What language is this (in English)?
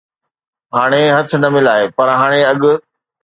Sindhi